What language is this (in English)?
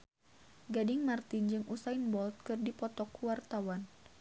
Sundanese